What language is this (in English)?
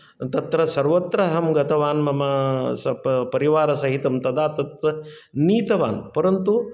Sanskrit